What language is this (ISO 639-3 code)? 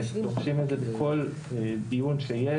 heb